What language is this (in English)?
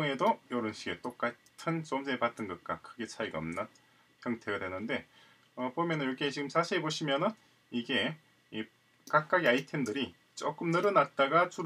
Korean